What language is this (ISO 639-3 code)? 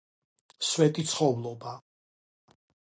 kat